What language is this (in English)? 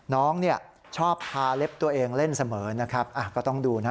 Thai